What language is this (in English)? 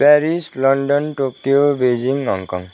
Nepali